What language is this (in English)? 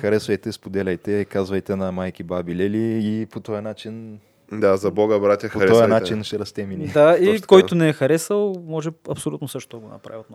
Bulgarian